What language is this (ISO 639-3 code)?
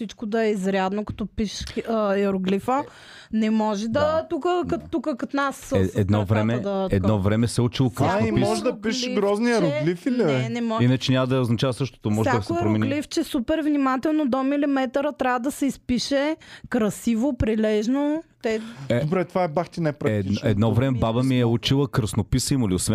bul